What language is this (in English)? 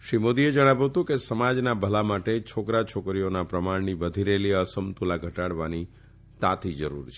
Gujarati